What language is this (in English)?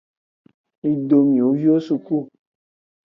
Aja (Benin)